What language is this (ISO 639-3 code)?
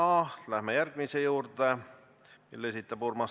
est